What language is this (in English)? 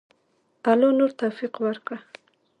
Pashto